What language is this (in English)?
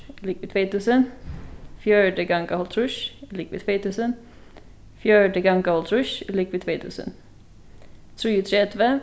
Faroese